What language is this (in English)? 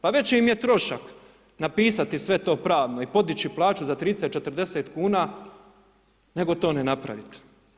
Croatian